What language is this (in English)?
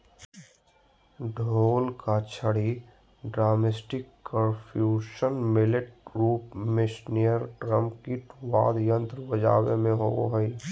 Magahi